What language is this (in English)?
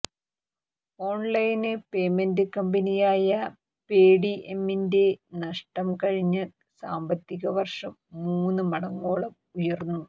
Malayalam